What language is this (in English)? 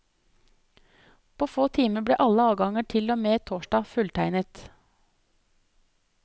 Norwegian